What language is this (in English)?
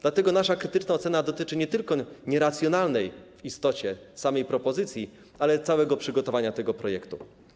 Polish